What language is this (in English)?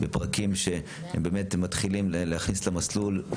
Hebrew